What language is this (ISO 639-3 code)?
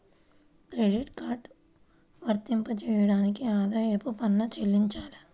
tel